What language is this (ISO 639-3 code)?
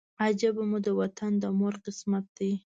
pus